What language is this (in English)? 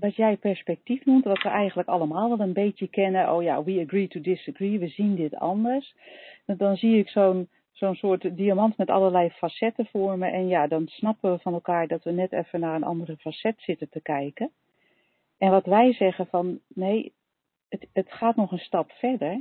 Dutch